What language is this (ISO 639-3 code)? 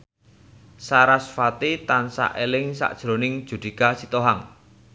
jav